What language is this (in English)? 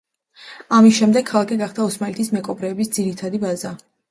Georgian